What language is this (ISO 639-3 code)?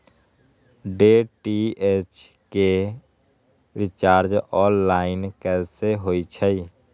mag